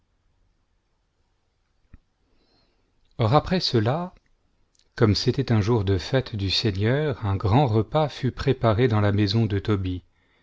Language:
French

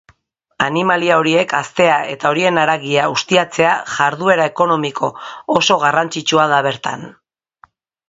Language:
Basque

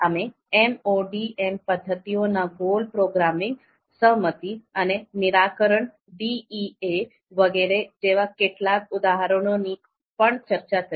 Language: Gujarati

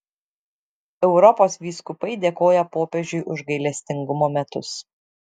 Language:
Lithuanian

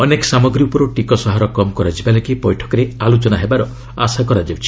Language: Odia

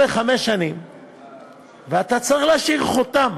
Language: Hebrew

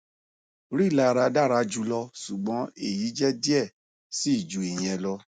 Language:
Yoruba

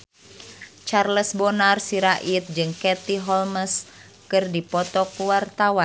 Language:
Sundanese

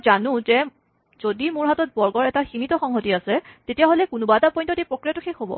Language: Assamese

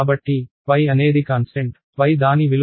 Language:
Telugu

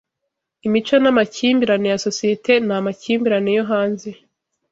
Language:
Kinyarwanda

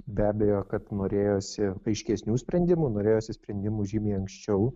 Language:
Lithuanian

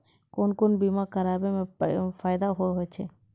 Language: Maithili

